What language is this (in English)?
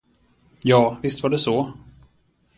Swedish